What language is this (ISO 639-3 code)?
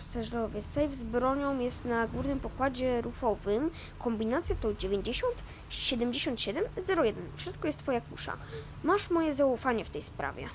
pol